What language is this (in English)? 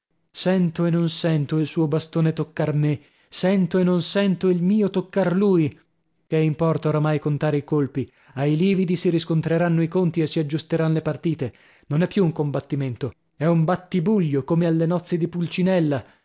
Italian